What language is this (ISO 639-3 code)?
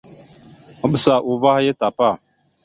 mxu